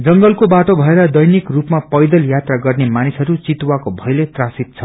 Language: Nepali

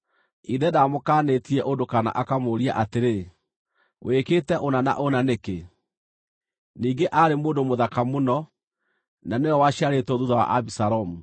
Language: Kikuyu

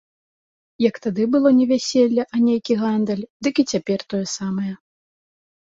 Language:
Belarusian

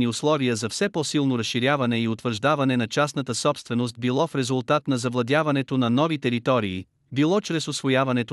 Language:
Bulgarian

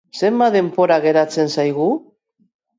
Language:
Basque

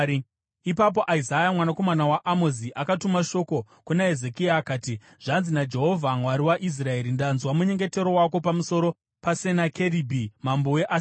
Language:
Shona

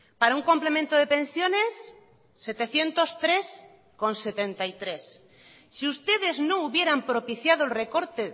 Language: Spanish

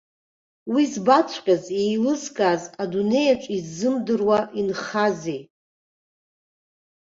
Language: Abkhazian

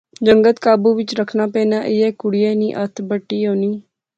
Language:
Pahari-Potwari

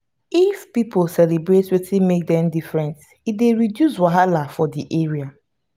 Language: Nigerian Pidgin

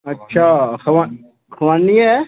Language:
Dogri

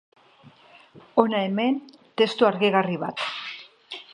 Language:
Basque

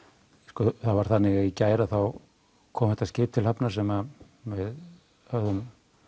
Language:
Icelandic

